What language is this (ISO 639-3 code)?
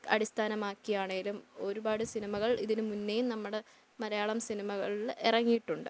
mal